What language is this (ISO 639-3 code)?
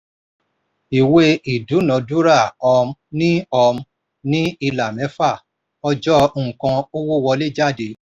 yor